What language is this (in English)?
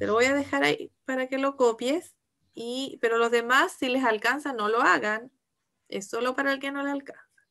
Spanish